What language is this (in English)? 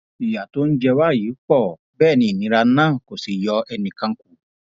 Yoruba